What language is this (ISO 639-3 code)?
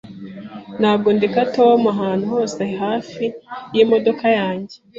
kin